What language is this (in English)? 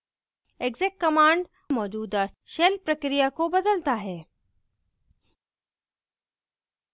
Hindi